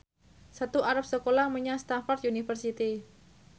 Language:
Javanese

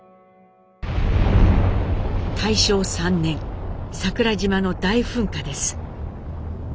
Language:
Japanese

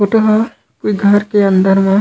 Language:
Chhattisgarhi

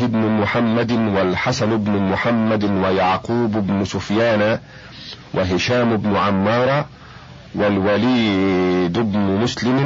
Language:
Arabic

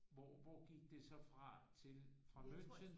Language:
Danish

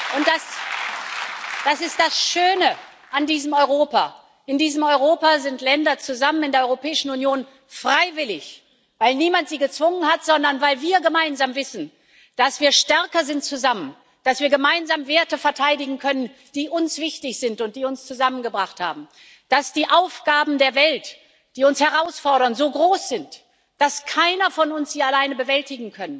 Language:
German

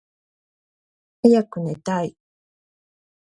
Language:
Japanese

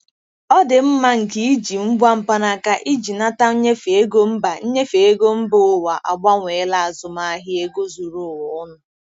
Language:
Igbo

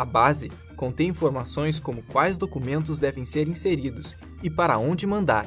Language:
Portuguese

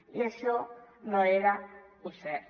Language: Catalan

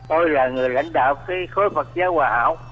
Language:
Vietnamese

